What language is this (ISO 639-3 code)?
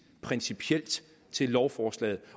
dan